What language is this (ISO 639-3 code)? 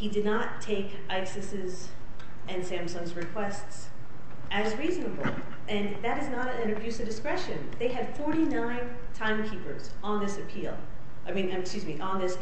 eng